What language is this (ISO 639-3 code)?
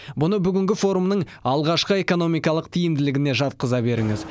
kaz